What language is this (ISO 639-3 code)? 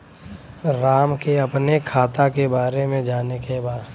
bho